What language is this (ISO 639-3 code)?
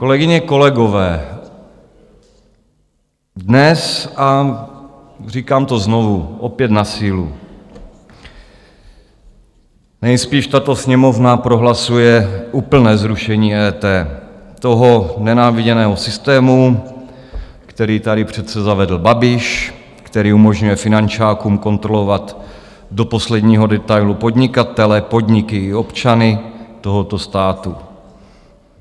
ces